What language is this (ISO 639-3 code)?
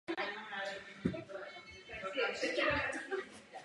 ces